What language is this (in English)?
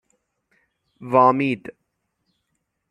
Persian